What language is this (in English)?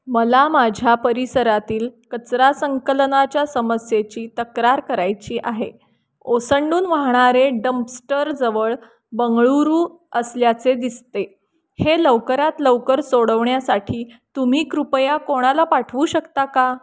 Marathi